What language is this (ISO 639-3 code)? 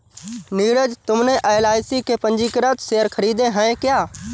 hin